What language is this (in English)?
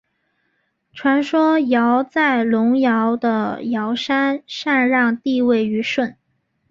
Chinese